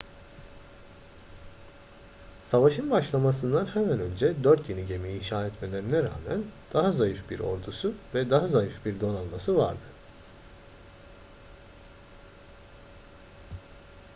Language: Turkish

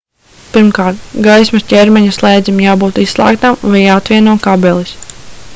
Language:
Latvian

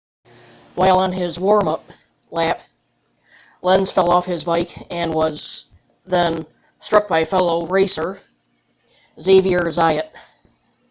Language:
English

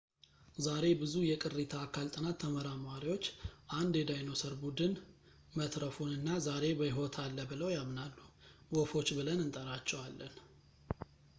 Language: Amharic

